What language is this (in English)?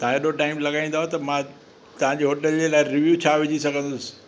Sindhi